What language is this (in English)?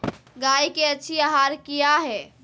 Magahi